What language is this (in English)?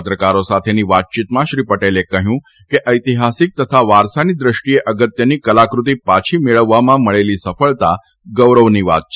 Gujarati